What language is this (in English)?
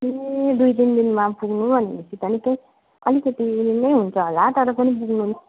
Nepali